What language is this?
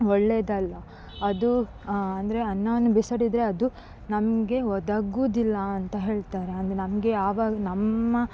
Kannada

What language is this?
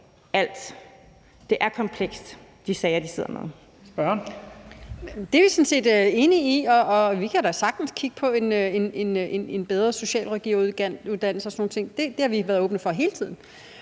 Danish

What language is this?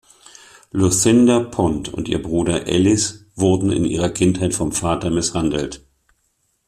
German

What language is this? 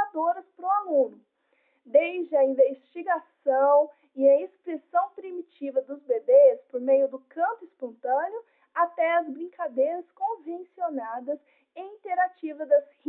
Portuguese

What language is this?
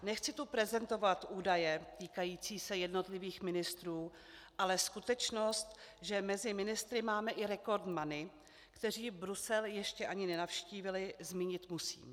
Czech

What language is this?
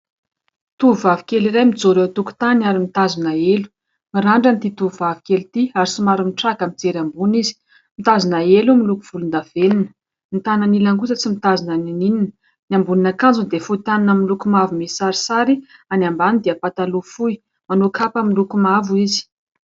Malagasy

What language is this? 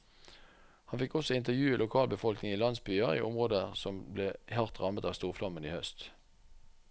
Norwegian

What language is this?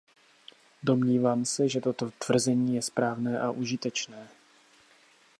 Czech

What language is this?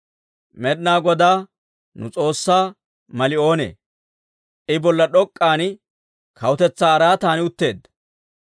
Dawro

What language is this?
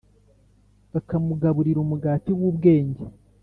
Kinyarwanda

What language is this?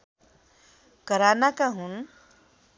Nepali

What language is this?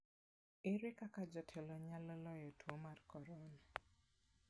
Luo (Kenya and Tanzania)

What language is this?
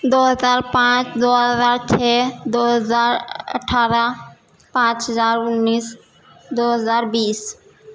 Urdu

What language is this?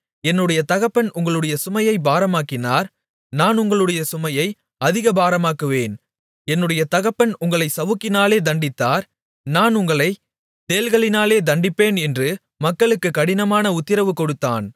Tamil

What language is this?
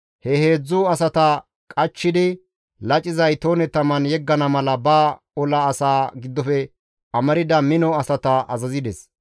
Gamo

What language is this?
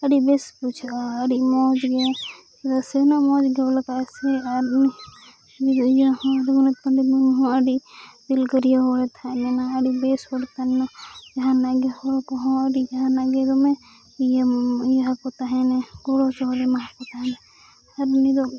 Santali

